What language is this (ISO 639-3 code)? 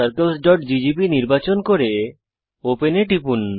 ben